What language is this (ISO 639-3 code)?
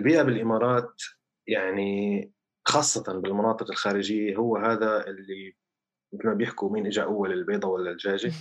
ara